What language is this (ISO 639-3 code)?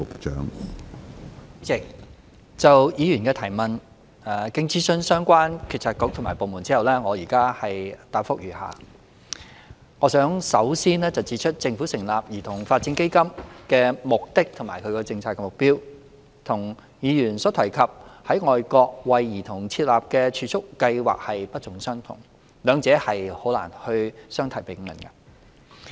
yue